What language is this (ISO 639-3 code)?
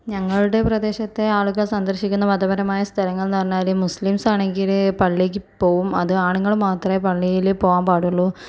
mal